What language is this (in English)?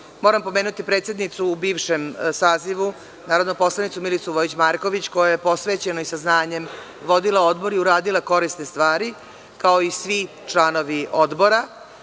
Serbian